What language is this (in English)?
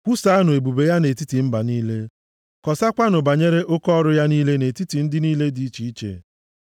Igbo